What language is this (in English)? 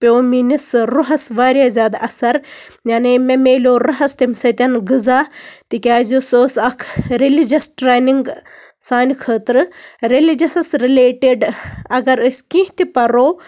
Kashmiri